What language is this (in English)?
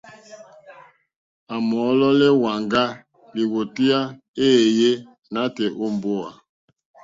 Mokpwe